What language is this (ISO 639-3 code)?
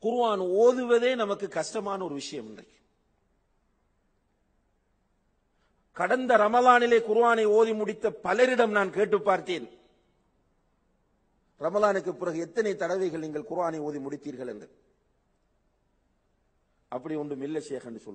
ara